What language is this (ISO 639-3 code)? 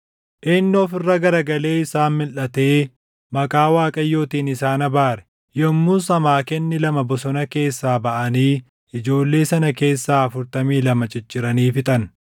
orm